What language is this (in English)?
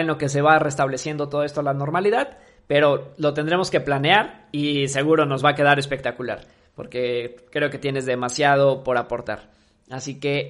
Spanish